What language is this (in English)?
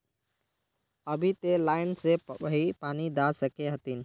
Magahi